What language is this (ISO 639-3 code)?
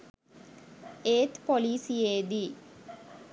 sin